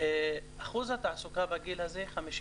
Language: Hebrew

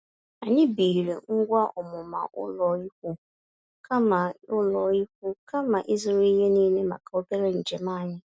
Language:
Igbo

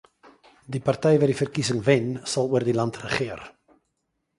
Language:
Afrikaans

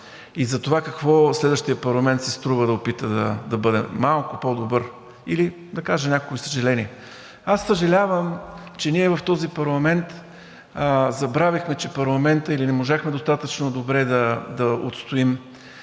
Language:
Bulgarian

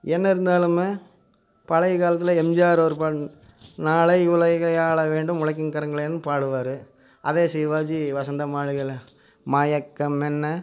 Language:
Tamil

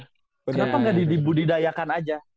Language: Indonesian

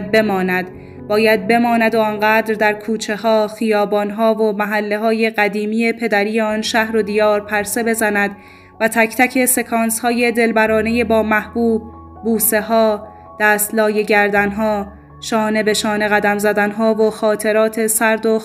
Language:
Persian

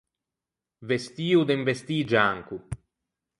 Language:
Ligurian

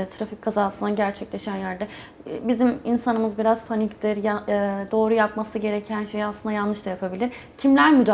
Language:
Turkish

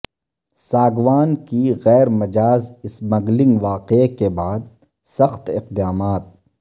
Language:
Urdu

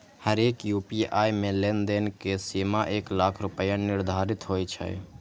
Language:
Maithili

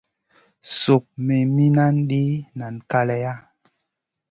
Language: Masana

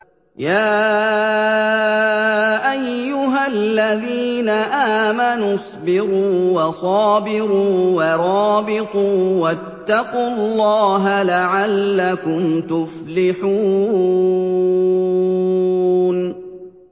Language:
Arabic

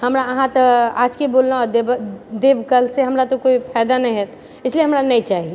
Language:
Maithili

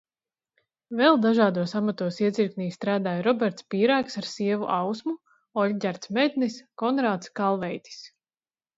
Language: Latvian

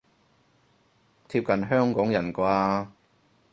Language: Cantonese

